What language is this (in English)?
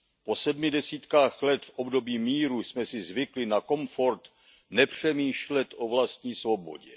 Czech